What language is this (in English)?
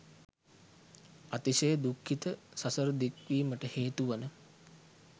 Sinhala